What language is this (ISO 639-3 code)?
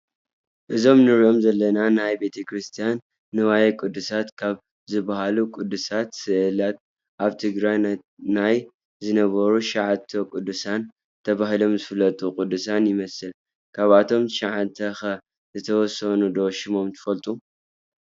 tir